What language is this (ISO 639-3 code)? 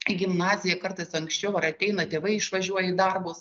lit